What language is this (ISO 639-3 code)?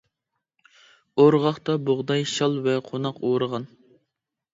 uig